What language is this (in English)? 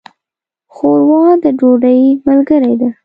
Pashto